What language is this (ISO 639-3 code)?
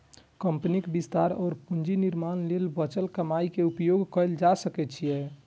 mai